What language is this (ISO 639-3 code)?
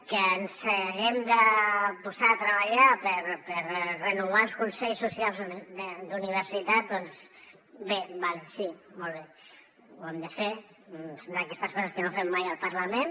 cat